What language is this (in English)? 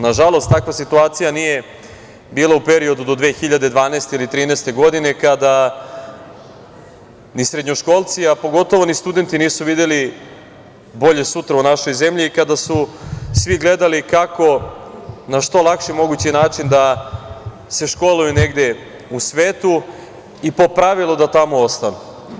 Serbian